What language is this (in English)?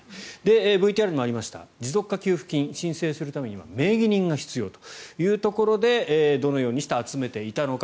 Japanese